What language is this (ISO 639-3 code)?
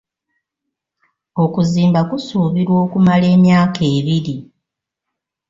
lug